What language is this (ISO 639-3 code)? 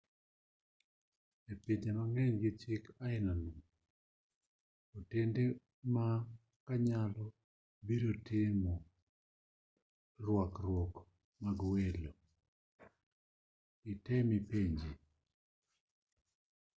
luo